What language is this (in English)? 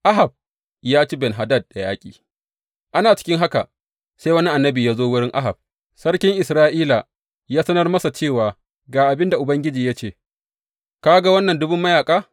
Hausa